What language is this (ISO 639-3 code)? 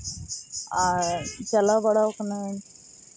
sat